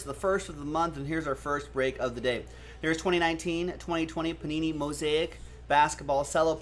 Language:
English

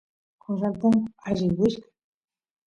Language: Santiago del Estero Quichua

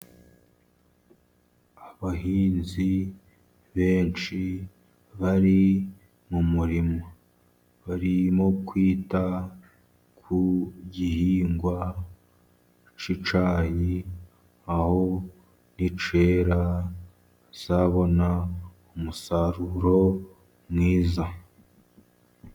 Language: Kinyarwanda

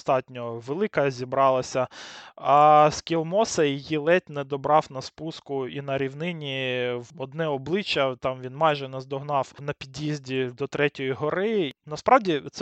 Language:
Ukrainian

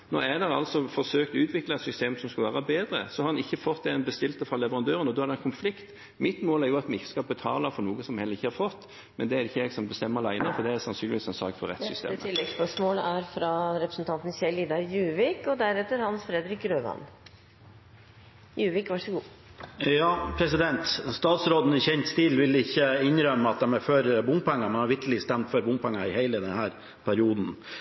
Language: Norwegian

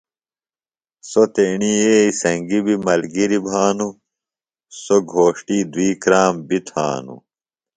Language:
Phalura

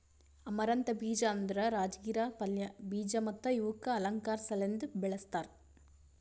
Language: Kannada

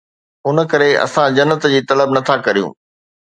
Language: Sindhi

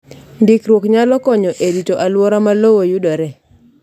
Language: Luo (Kenya and Tanzania)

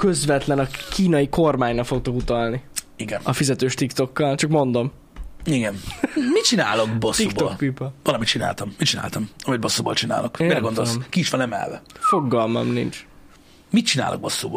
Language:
Hungarian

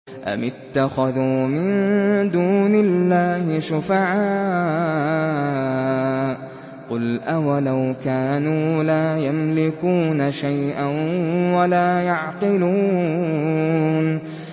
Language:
Arabic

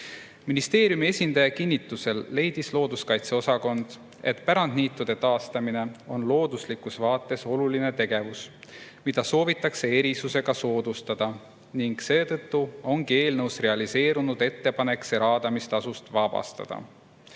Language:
Estonian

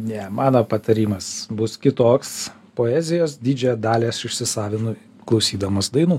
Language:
Lithuanian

